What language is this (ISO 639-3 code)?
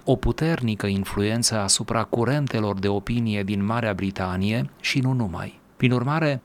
ron